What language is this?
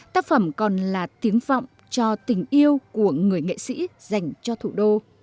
Vietnamese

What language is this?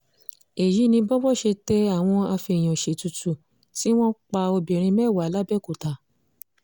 Yoruba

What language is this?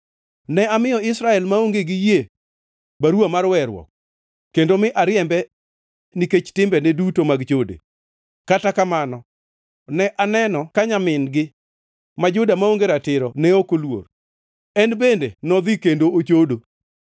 Luo (Kenya and Tanzania)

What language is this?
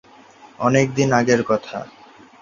Bangla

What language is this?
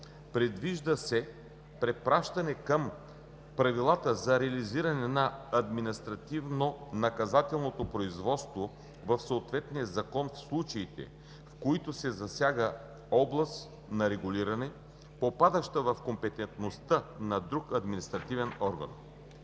Bulgarian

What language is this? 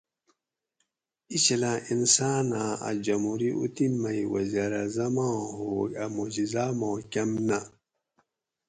Gawri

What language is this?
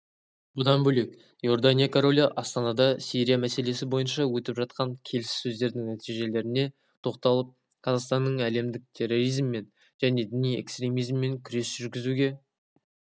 Kazakh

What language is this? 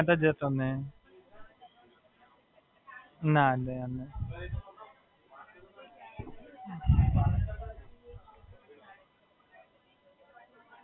Gujarati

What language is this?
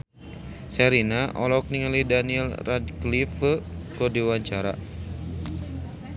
Sundanese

